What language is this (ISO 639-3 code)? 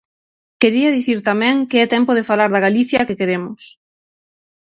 glg